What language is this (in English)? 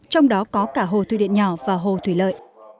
Vietnamese